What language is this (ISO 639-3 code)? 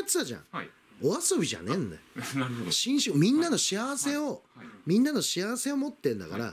jpn